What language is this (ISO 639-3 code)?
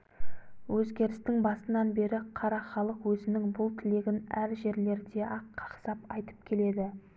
kaz